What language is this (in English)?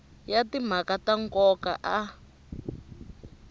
Tsonga